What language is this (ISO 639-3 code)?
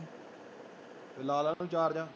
pan